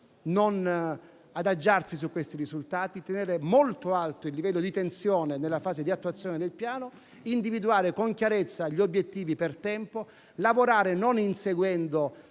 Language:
Italian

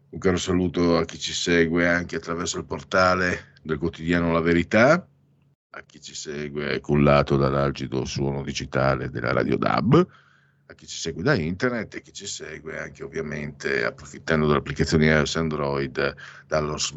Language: Italian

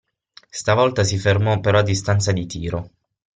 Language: Italian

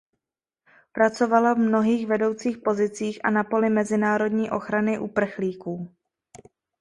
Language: Czech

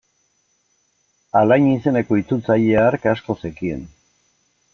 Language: Basque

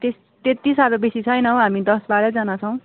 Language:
Nepali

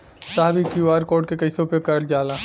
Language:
Bhojpuri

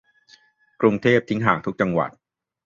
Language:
Thai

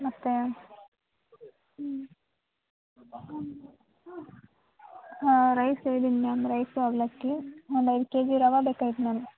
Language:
Kannada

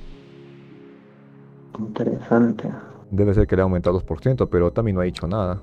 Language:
Spanish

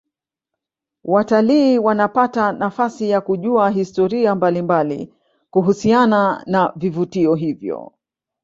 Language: Swahili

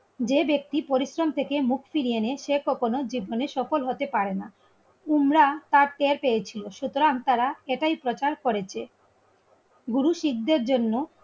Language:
Bangla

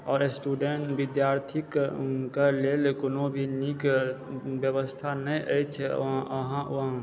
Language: Maithili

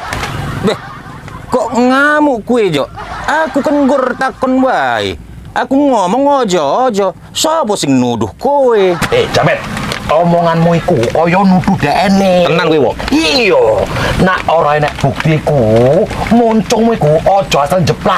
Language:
Indonesian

